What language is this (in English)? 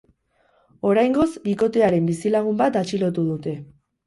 Basque